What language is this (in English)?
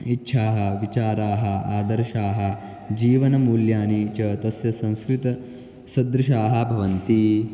Sanskrit